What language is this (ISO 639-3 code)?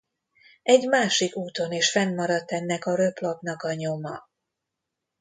hun